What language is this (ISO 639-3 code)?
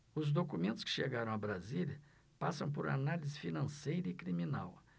por